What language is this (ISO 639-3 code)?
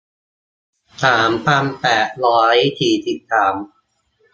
tha